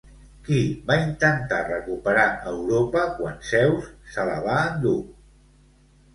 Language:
Catalan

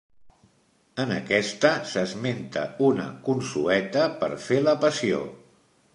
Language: Catalan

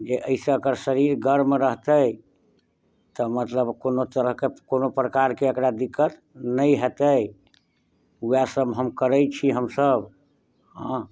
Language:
Maithili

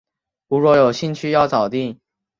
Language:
Chinese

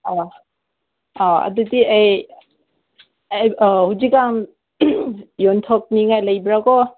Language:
Manipuri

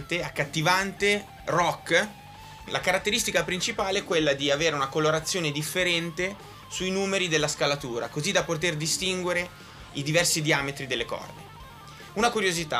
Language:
Italian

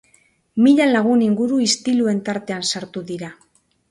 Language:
Basque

